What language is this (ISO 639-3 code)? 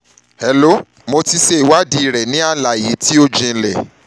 yor